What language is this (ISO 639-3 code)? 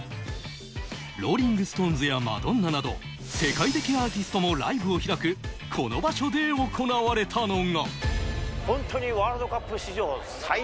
jpn